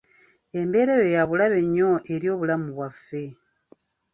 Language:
Ganda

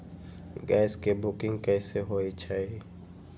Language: Magahi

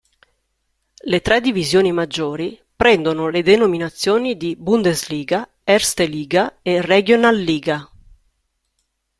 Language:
Italian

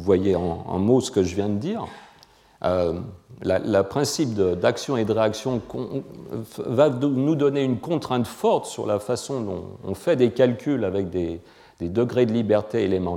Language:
French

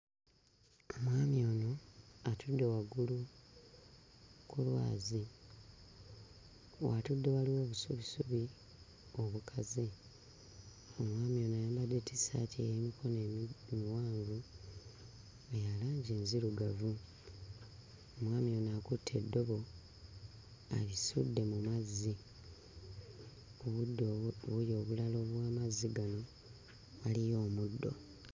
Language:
Ganda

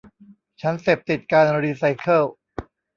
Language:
Thai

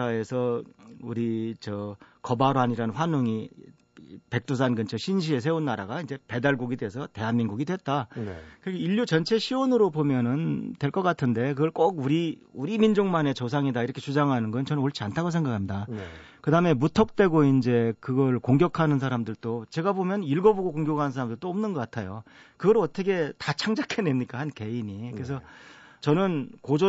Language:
Korean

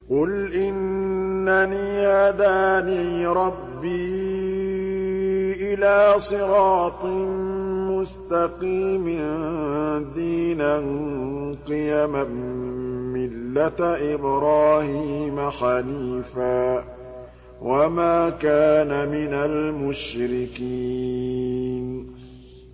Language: Arabic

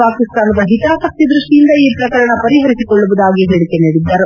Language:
Kannada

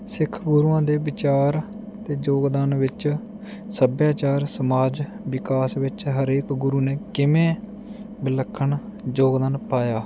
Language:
Punjabi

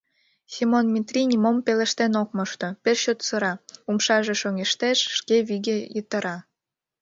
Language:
Mari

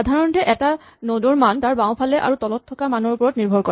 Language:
Assamese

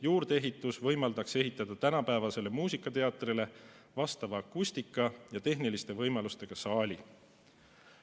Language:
Estonian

